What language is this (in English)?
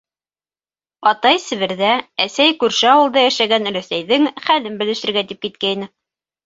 Bashkir